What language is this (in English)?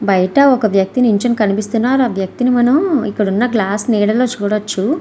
Telugu